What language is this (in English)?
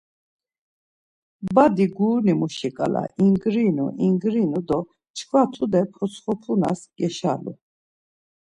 Laz